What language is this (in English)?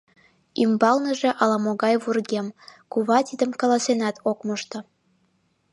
Mari